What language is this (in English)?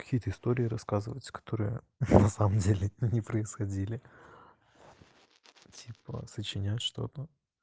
Russian